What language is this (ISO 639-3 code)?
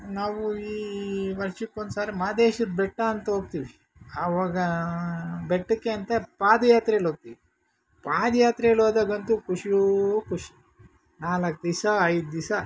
kan